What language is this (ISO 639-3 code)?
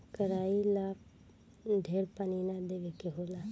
bho